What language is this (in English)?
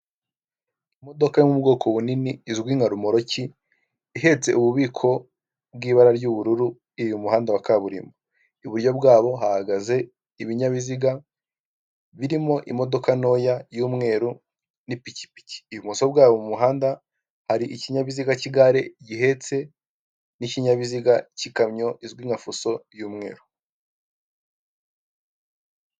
Kinyarwanda